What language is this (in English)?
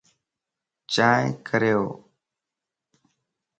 Lasi